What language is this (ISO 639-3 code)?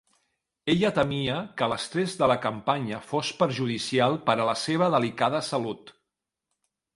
cat